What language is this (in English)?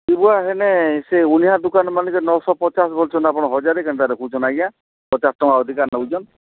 Odia